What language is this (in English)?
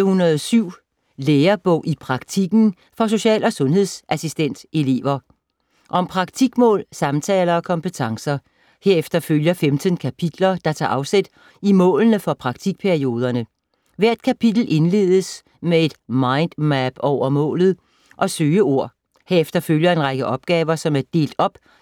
Danish